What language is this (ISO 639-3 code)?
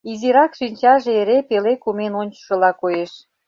chm